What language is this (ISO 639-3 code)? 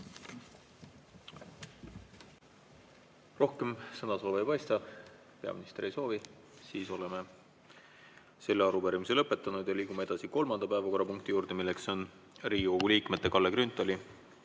est